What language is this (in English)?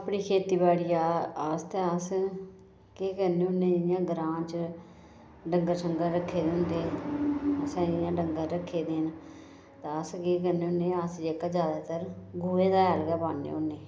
Dogri